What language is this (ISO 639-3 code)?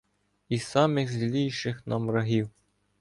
ukr